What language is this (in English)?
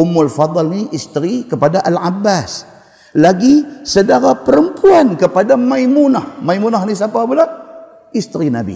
Malay